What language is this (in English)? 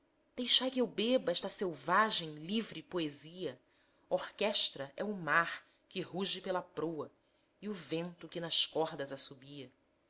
Portuguese